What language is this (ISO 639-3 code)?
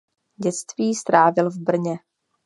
ces